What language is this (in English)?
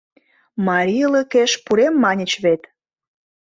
Mari